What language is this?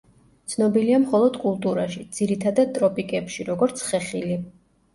Georgian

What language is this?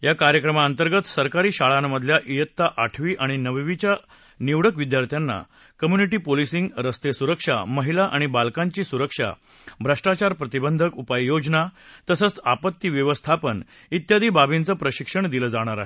Marathi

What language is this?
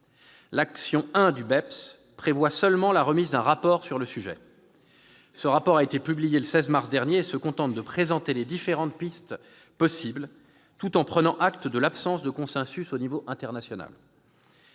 French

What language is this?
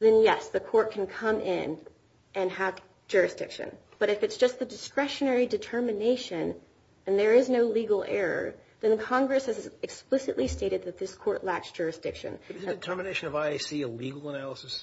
English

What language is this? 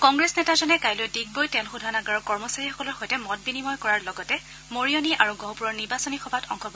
Assamese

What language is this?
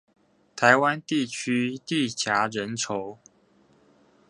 Chinese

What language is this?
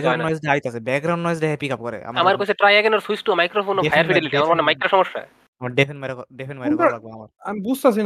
Bangla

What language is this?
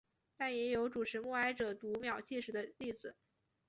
Chinese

